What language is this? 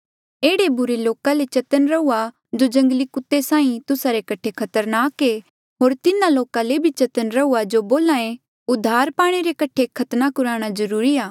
Mandeali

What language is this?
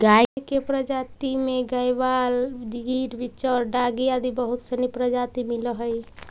Magahi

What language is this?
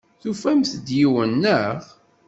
Kabyle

